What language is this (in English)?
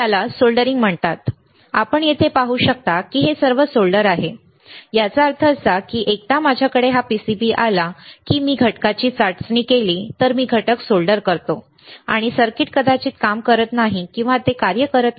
Marathi